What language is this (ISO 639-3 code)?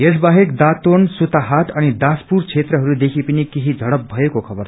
nep